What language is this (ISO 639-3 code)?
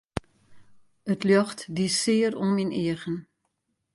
fry